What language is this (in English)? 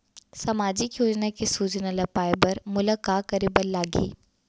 Chhattisgarhi